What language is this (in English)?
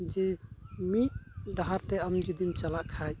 Santali